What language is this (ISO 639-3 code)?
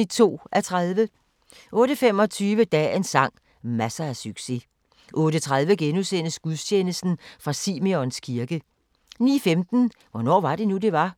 dan